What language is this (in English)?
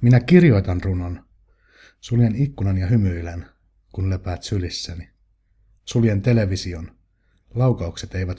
Finnish